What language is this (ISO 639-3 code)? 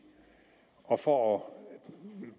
dan